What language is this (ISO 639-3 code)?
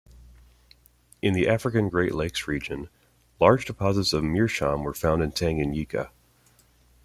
eng